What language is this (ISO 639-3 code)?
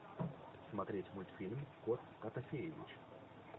rus